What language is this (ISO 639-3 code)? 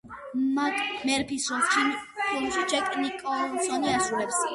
kat